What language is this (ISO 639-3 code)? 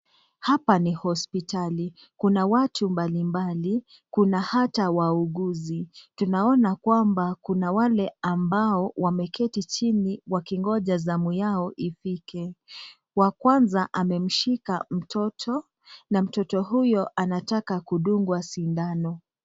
swa